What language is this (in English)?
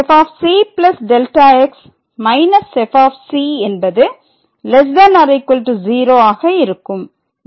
Tamil